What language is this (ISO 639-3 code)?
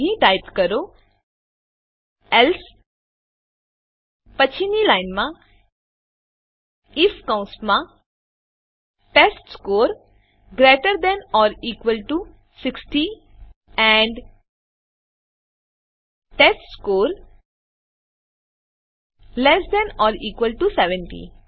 guj